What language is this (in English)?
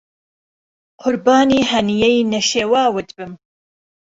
Central Kurdish